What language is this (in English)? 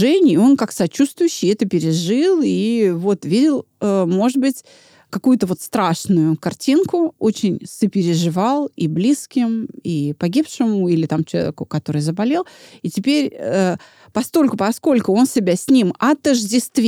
Russian